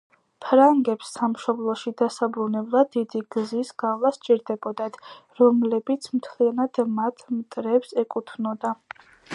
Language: Georgian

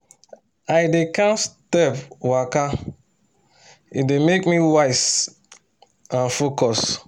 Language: Nigerian Pidgin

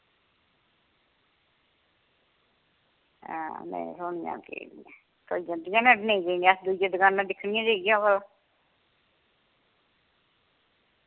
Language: Dogri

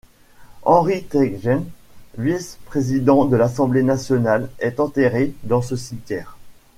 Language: French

